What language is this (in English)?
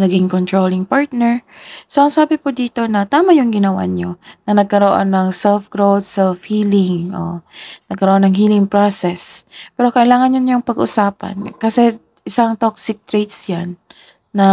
Filipino